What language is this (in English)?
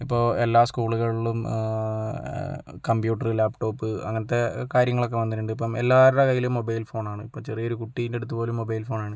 Malayalam